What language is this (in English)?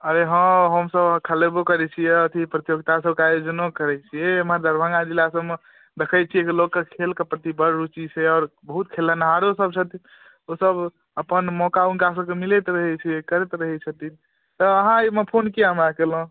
Maithili